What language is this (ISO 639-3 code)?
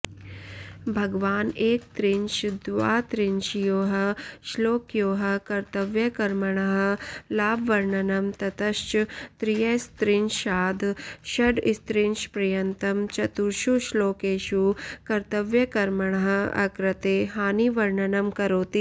san